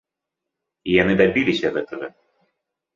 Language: Belarusian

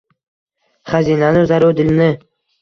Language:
Uzbek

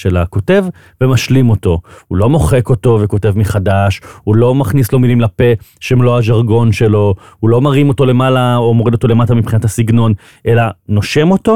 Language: Hebrew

